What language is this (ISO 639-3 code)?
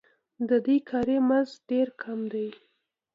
pus